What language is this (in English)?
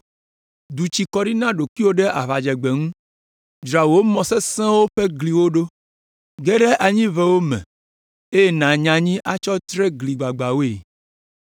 Ewe